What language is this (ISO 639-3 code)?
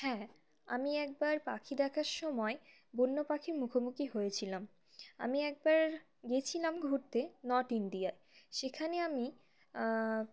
ben